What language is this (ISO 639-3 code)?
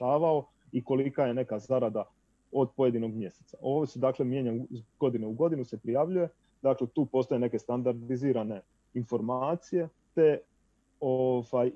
hrv